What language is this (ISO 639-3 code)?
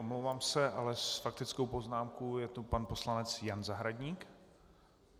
ces